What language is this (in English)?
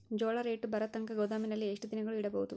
Kannada